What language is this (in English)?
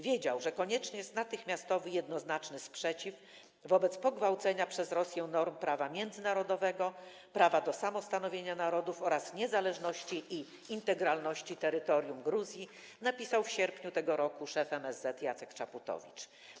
Polish